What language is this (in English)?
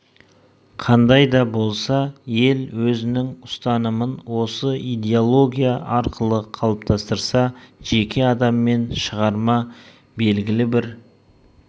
Kazakh